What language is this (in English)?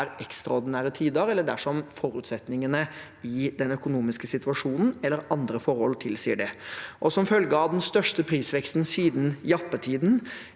Norwegian